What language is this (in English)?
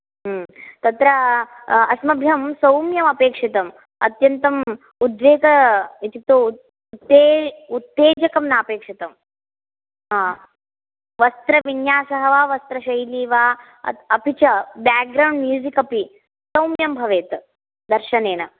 Sanskrit